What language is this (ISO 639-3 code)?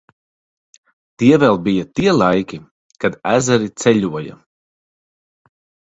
lav